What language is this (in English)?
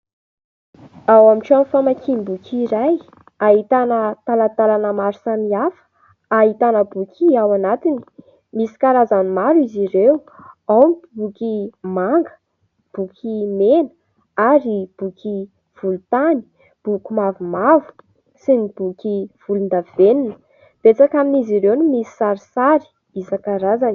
Malagasy